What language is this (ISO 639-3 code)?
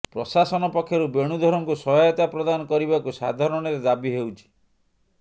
ori